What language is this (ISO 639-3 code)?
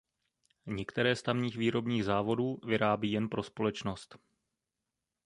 ces